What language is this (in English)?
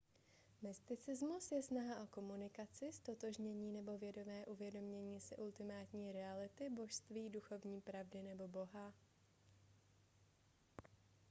Czech